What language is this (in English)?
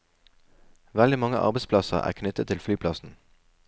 Norwegian